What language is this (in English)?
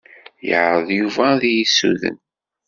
Kabyle